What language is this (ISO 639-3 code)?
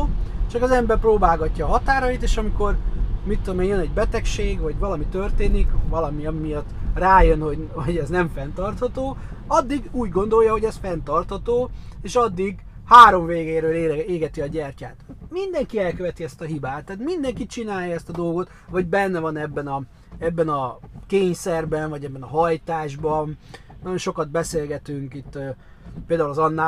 hun